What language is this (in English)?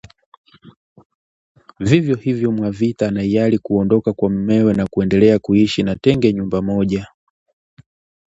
Swahili